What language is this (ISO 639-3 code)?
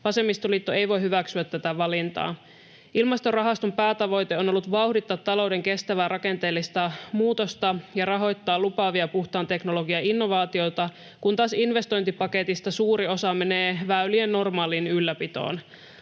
fin